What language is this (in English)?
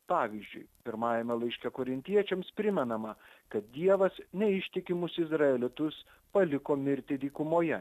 Lithuanian